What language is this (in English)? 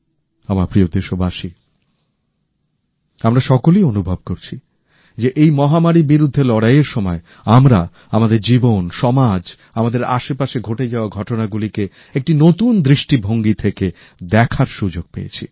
Bangla